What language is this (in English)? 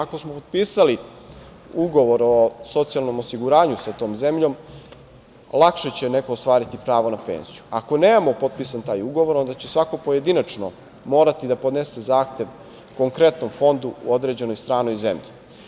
Serbian